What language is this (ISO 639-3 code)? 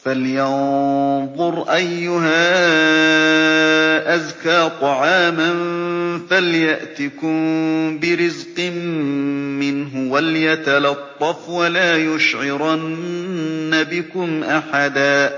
ara